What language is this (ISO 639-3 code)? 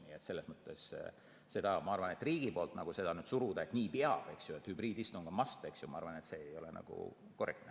est